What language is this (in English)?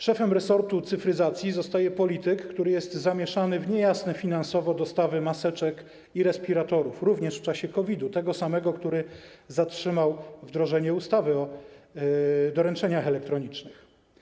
Polish